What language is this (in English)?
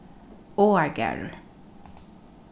Faroese